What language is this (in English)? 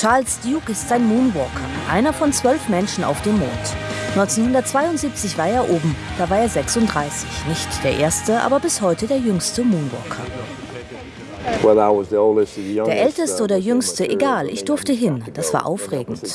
German